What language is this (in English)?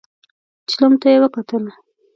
Pashto